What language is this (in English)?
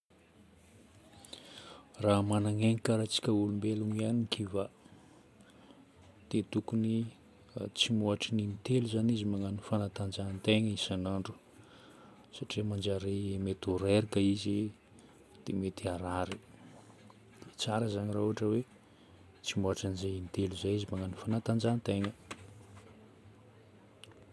Northern Betsimisaraka Malagasy